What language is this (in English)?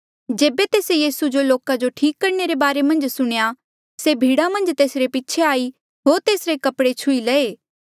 Mandeali